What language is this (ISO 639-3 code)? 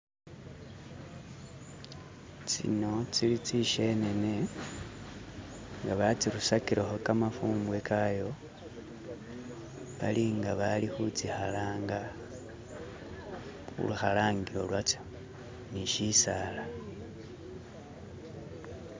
myx